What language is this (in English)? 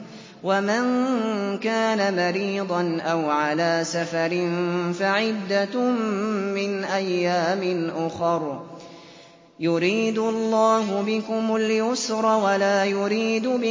Arabic